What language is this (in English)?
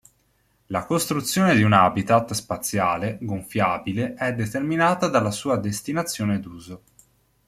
Italian